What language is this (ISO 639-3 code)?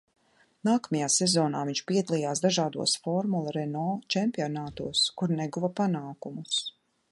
lav